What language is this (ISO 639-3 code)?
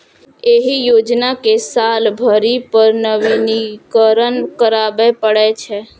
mai